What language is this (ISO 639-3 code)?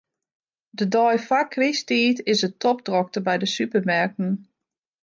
fry